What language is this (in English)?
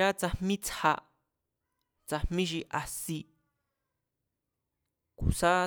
Mazatlán Mazatec